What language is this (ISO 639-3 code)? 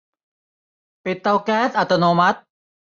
tha